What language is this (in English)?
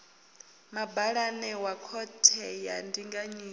Venda